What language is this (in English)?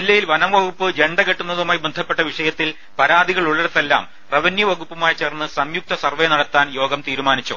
Malayalam